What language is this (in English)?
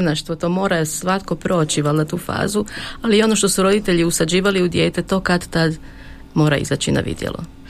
Croatian